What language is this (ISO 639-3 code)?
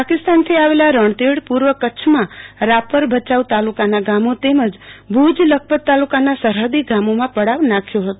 guj